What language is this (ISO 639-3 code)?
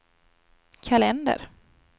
swe